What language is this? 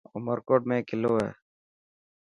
Dhatki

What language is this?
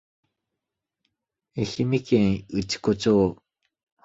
Japanese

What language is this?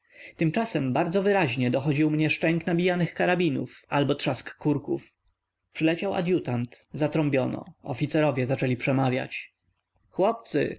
Polish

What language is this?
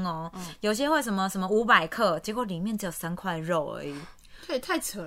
Chinese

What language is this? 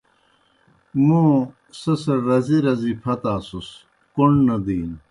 Kohistani Shina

